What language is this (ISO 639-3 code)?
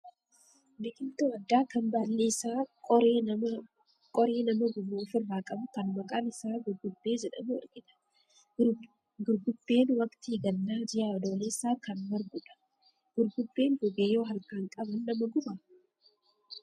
orm